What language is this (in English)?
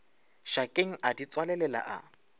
Northern Sotho